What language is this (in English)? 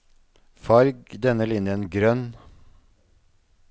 Norwegian